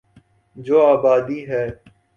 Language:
Urdu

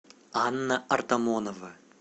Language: Russian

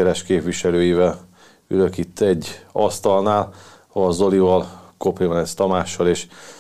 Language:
Hungarian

